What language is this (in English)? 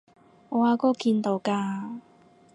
Cantonese